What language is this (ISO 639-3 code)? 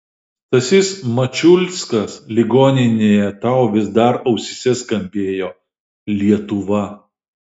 lit